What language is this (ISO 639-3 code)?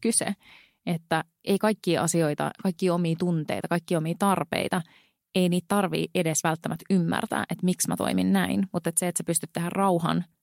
fin